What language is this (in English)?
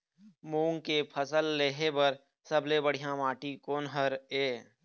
Chhattisgarhi